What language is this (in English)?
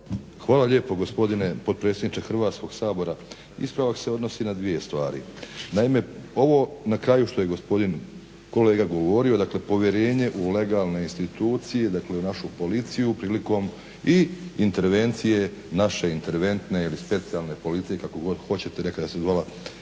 Croatian